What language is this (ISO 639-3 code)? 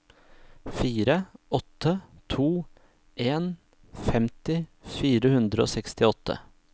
nor